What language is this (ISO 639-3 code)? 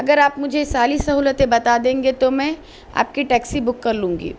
urd